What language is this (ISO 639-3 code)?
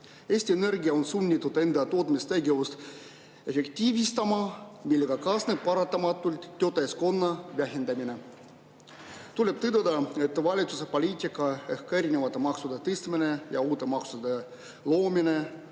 est